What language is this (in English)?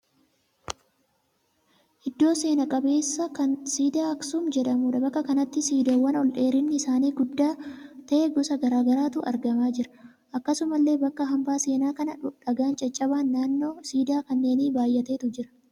Oromo